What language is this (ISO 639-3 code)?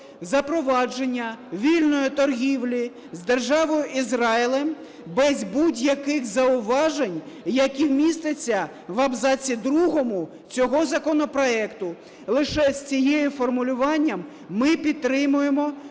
ukr